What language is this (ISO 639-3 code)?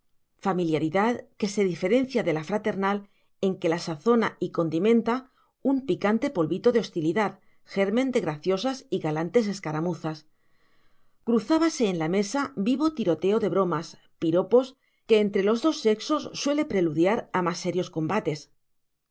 spa